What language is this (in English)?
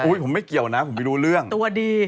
Thai